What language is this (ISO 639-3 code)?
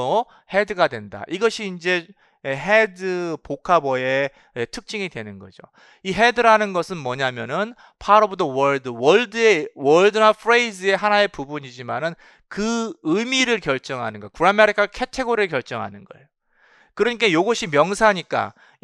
kor